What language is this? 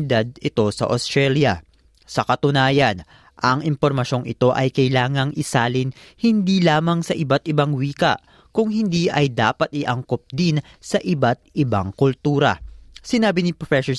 Filipino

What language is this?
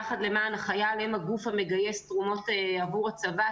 Hebrew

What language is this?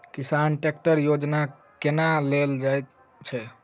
Maithili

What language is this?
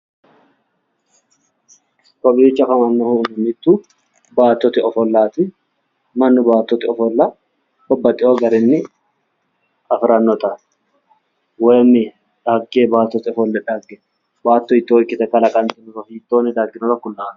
Sidamo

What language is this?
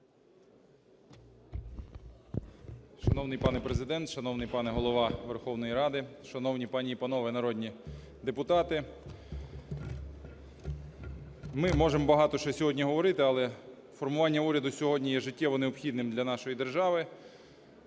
Ukrainian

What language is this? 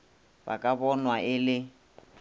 Northern Sotho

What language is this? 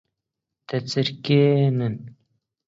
Central Kurdish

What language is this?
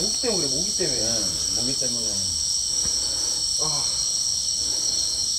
Korean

